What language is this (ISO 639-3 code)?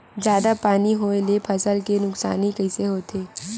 hne